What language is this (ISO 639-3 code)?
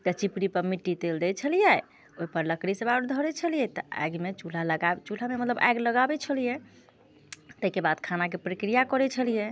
mai